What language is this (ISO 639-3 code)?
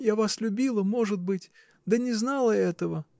rus